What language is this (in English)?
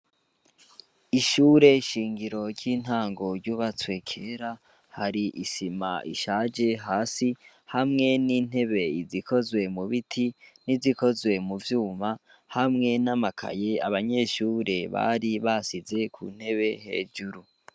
Rundi